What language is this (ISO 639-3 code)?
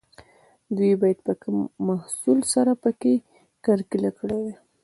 pus